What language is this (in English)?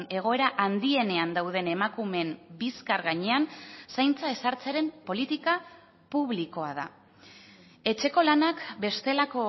Basque